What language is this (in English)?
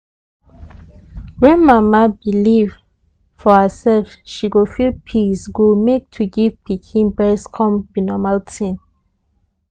Nigerian Pidgin